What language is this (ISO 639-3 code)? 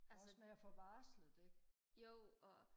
dan